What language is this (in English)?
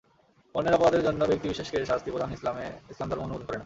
Bangla